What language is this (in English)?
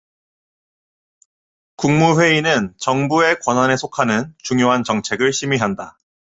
Korean